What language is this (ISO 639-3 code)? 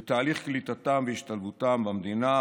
heb